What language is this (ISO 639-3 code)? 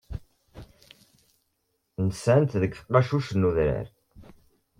kab